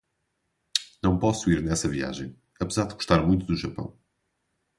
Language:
Portuguese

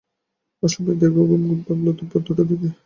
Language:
Bangla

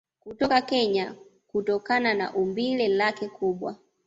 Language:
Swahili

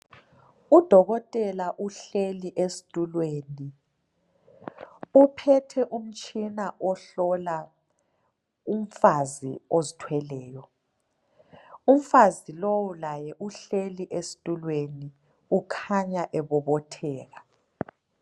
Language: North Ndebele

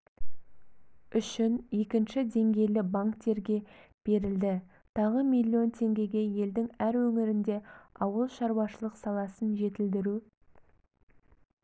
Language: Kazakh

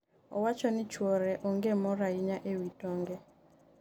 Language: Luo (Kenya and Tanzania)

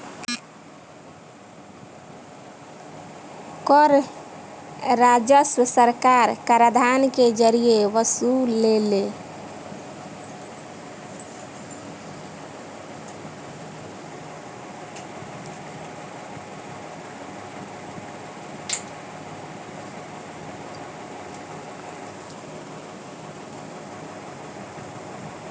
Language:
Bhojpuri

